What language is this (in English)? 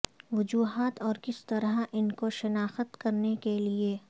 Urdu